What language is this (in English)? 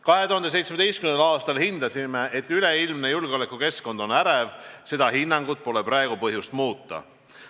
Estonian